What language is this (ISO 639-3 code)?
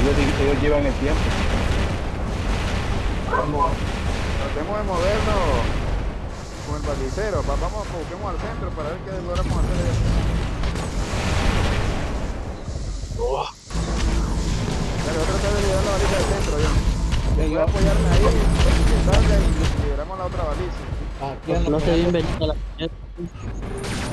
spa